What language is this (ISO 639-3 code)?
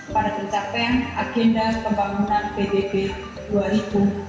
ind